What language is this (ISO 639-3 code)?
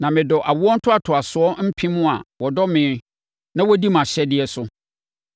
aka